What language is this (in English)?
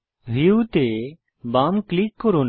Bangla